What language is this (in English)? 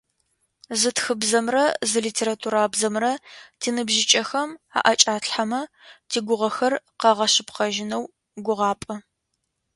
Adyghe